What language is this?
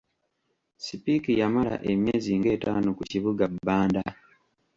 Ganda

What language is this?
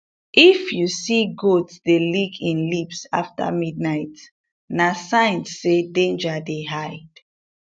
Nigerian Pidgin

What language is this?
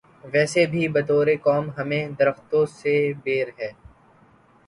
Urdu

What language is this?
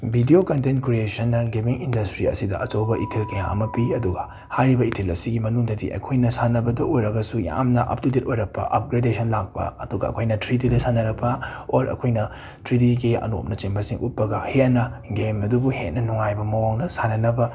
Manipuri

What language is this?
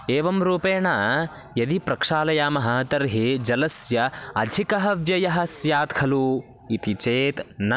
Sanskrit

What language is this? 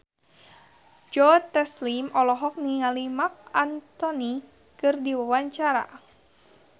Sundanese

